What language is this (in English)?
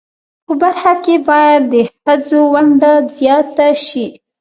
Pashto